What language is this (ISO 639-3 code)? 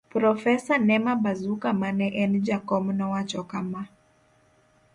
luo